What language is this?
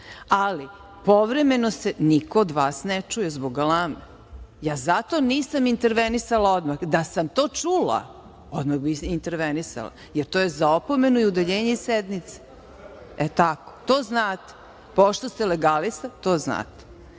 Serbian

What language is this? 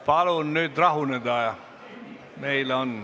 Estonian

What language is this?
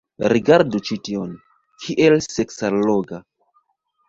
Esperanto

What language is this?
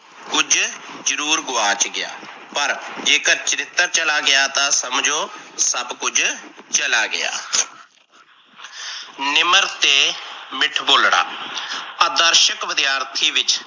Punjabi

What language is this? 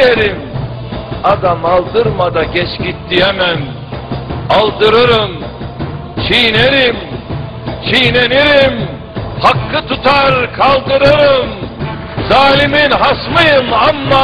Turkish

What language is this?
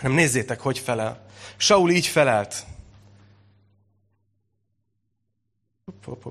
Hungarian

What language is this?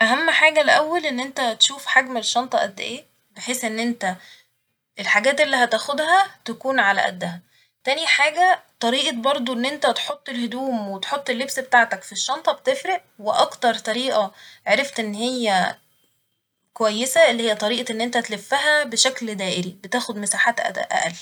Egyptian Arabic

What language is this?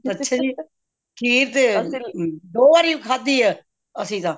Punjabi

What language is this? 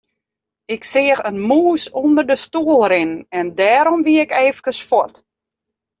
Western Frisian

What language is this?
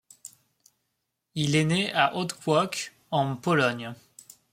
French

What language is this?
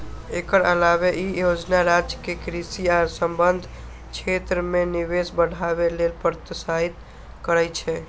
Maithili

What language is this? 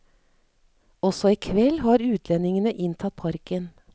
Norwegian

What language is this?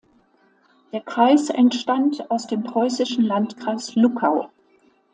German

